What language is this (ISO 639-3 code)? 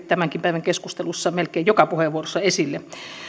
fin